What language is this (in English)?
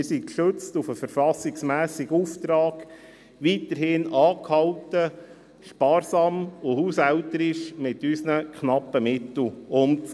Swiss German